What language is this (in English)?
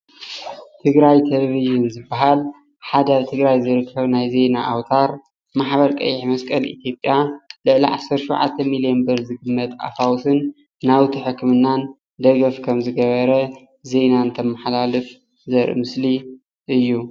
Tigrinya